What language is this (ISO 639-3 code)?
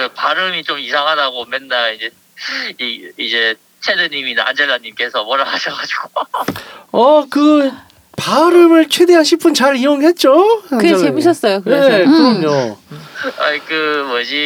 kor